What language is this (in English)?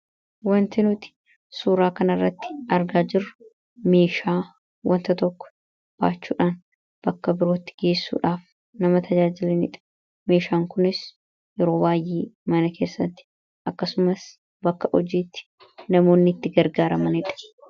Oromo